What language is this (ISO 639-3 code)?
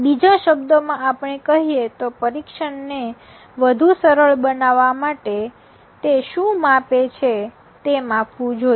guj